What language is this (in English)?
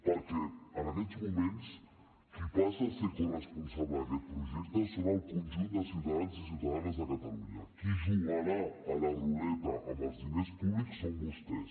Catalan